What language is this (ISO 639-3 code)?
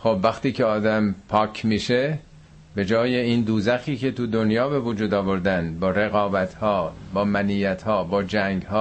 fas